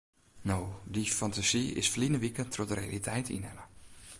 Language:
Western Frisian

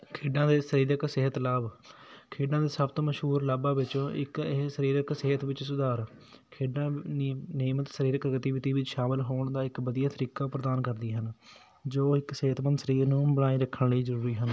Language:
Punjabi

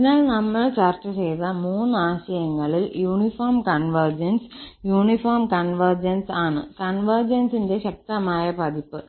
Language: Malayalam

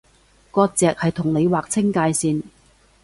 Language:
Cantonese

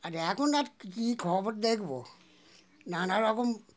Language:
Bangla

